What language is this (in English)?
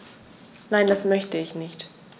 German